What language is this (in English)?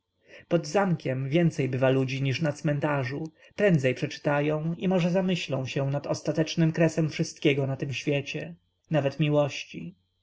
Polish